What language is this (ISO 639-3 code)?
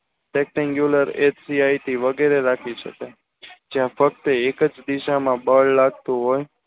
guj